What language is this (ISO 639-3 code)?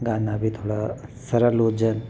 snd